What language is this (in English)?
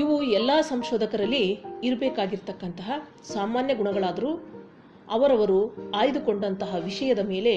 Kannada